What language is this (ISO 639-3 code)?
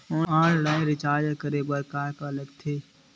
hne